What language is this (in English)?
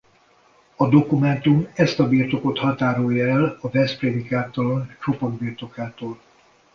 Hungarian